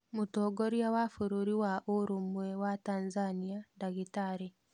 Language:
Kikuyu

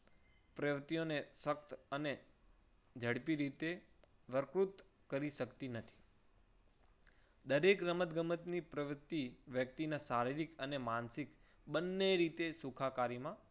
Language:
Gujarati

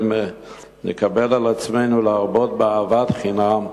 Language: Hebrew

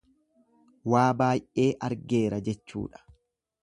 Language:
Oromo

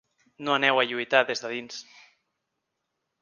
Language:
Catalan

